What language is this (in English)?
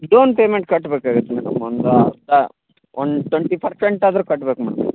Kannada